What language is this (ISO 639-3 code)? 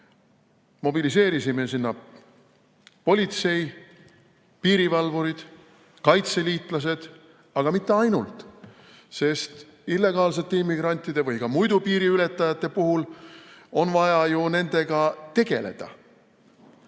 est